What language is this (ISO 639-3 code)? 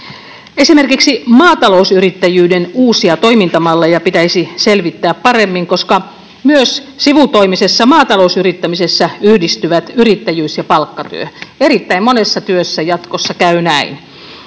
fin